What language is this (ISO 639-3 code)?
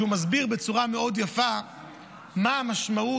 heb